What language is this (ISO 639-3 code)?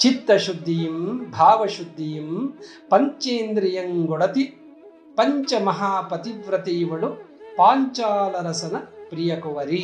kan